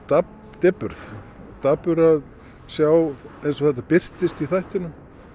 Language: Icelandic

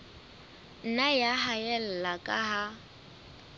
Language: Southern Sotho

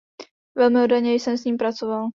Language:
Czech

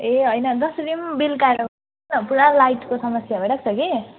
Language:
Nepali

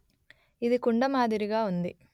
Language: Telugu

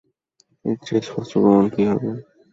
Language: Bangla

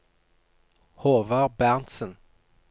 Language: Norwegian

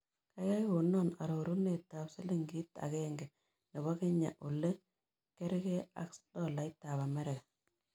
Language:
Kalenjin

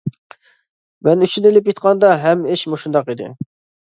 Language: Uyghur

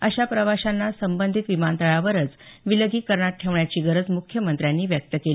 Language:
Marathi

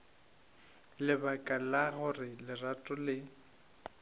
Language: Northern Sotho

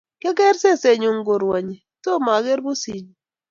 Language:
Kalenjin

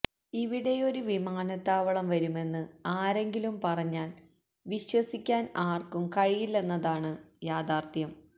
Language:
Malayalam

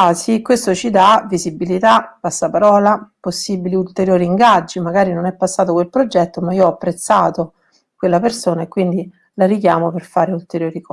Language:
Italian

